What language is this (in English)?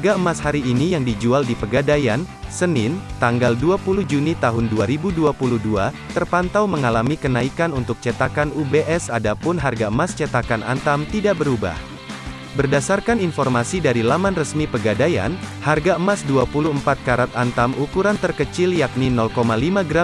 Indonesian